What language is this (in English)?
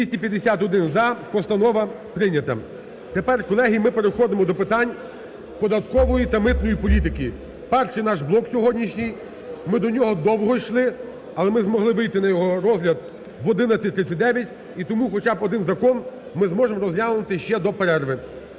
Ukrainian